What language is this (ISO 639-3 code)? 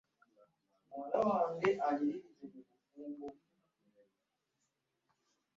lug